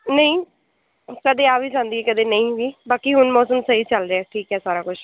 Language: Punjabi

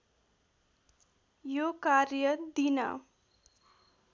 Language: Nepali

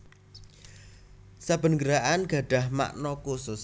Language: Javanese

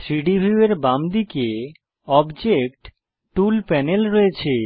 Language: Bangla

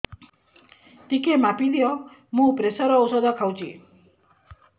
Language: Odia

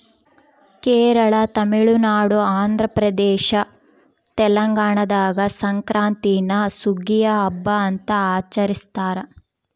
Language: Kannada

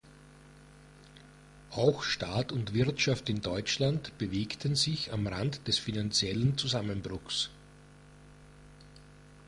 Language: German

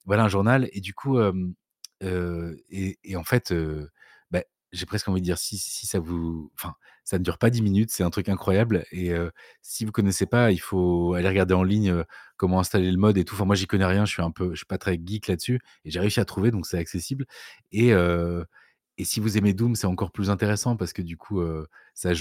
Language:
French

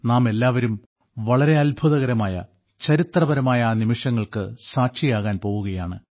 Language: Malayalam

